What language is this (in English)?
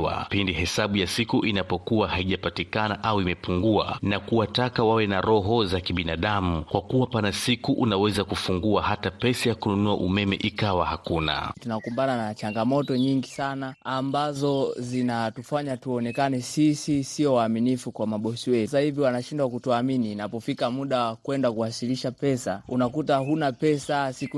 Swahili